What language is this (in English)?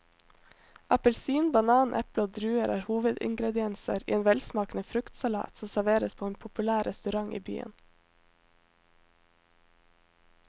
Norwegian